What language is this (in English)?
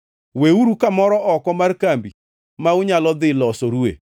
Luo (Kenya and Tanzania)